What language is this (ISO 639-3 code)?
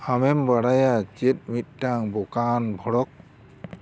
sat